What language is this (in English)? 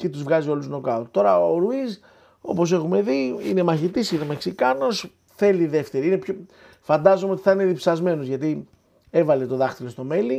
Greek